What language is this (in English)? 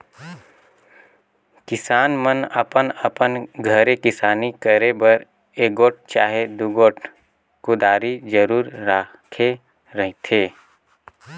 Chhattisgarhi